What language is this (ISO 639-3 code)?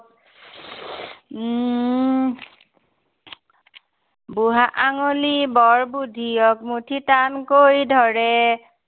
asm